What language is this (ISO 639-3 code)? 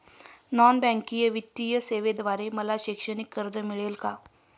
mar